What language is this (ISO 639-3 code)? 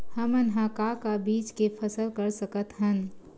hne